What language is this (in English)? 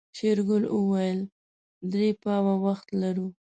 Pashto